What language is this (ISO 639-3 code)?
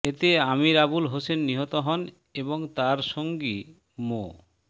ben